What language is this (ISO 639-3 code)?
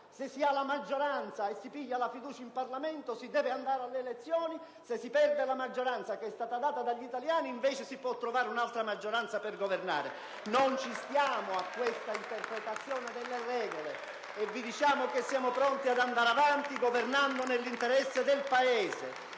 ita